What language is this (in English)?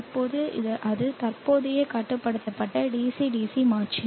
Tamil